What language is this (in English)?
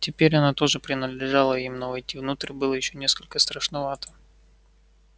Russian